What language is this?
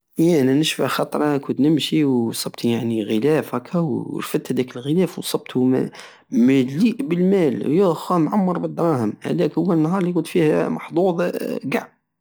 Algerian Saharan Arabic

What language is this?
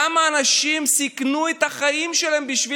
Hebrew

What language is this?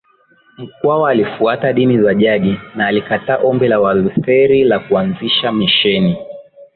Swahili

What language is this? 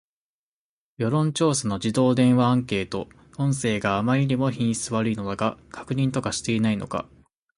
Japanese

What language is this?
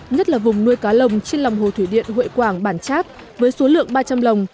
Vietnamese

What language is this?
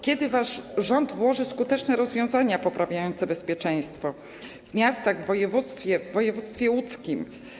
Polish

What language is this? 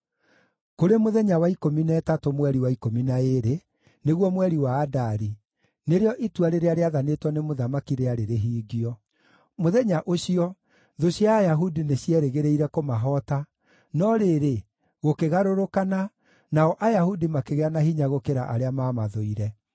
Kikuyu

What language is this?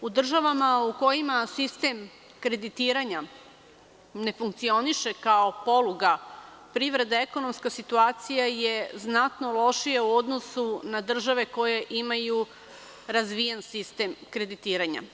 Serbian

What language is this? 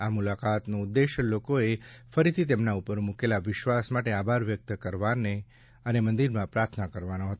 Gujarati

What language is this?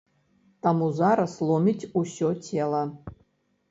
Belarusian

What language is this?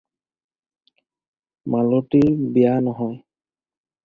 Assamese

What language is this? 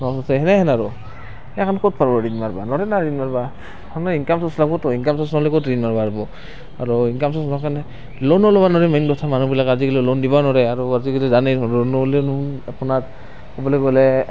Assamese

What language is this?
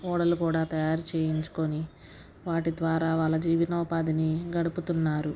Telugu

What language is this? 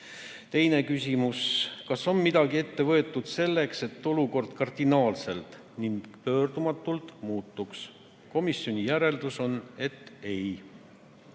Estonian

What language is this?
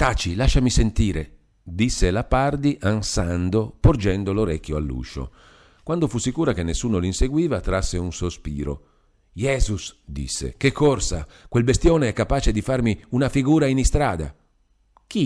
Italian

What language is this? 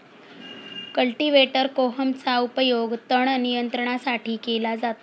Marathi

